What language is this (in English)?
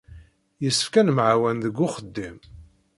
Kabyle